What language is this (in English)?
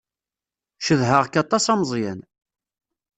Kabyle